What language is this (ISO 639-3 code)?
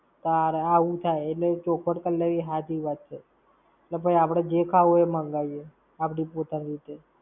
guj